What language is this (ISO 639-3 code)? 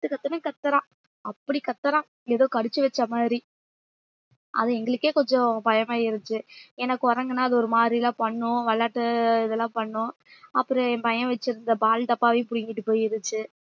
tam